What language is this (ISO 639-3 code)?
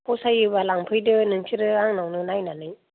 brx